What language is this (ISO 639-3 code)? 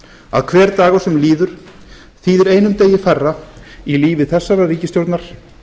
isl